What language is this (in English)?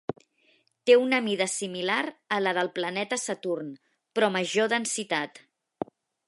Catalan